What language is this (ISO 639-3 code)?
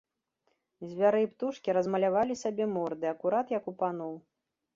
bel